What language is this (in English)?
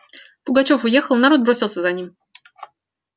Russian